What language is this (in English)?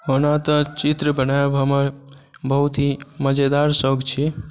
Maithili